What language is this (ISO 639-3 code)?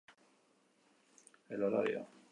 eus